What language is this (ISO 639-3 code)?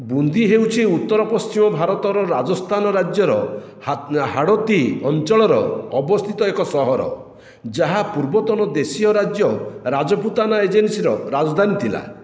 ori